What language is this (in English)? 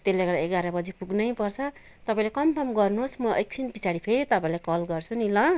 Nepali